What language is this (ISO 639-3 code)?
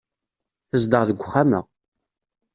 kab